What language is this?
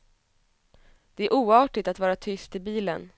Swedish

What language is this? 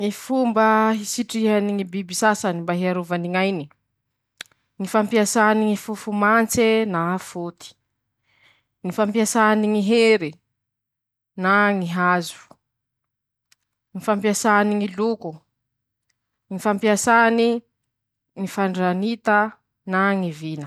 Masikoro Malagasy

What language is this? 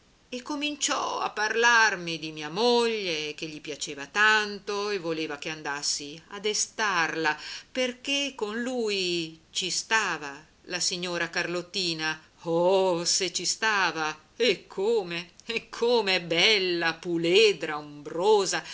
Italian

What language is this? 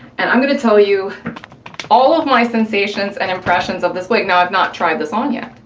English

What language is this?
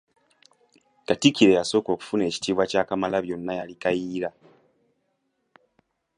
Ganda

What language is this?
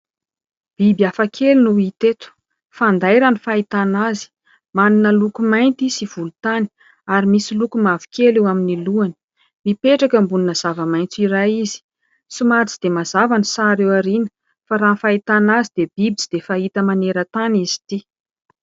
Malagasy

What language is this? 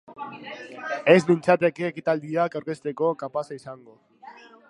Basque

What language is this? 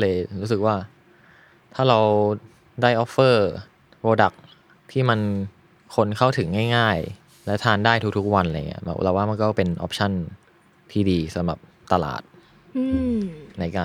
Thai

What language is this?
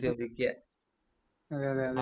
Malayalam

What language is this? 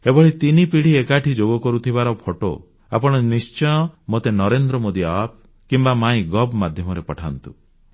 Odia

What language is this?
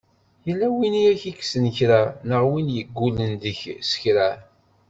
Kabyle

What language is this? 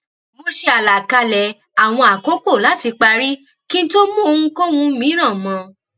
Yoruba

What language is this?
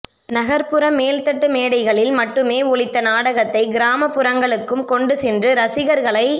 Tamil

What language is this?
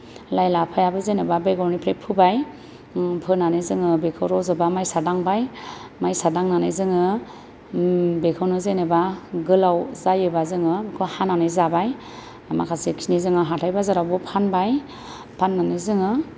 Bodo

